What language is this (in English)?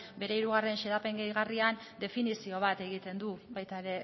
Basque